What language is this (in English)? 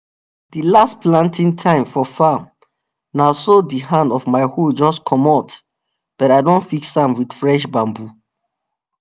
Nigerian Pidgin